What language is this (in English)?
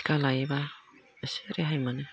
Bodo